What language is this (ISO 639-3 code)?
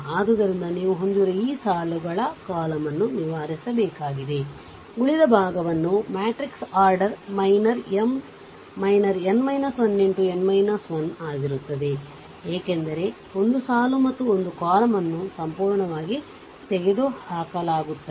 kan